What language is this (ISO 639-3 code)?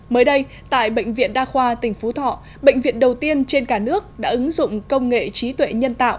vie